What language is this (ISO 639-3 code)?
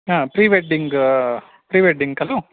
san